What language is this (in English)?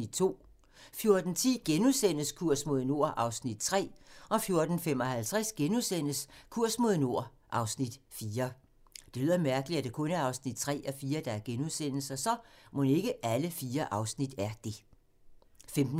Danish